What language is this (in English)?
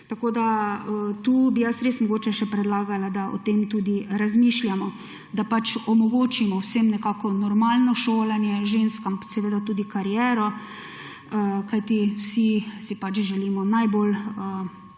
Slovenian